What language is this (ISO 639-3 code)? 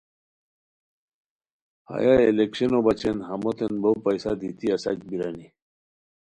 khw